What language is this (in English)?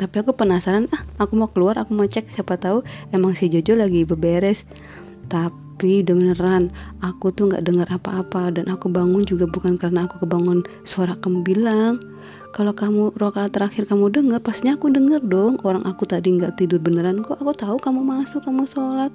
Indonesian